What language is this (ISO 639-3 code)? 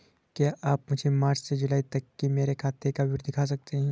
hin